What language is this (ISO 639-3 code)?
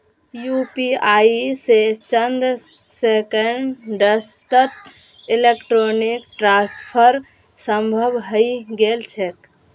mag